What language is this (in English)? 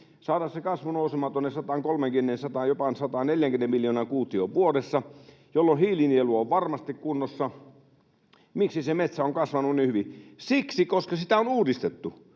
Finnish